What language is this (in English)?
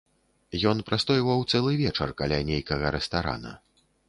Belarusian